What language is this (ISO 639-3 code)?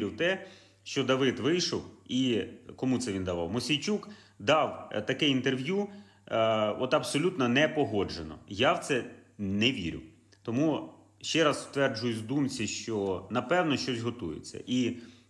ukr